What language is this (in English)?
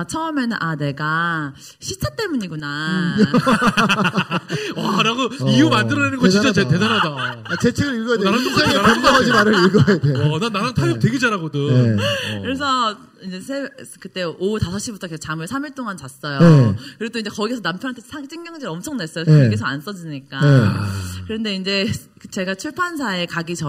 Korean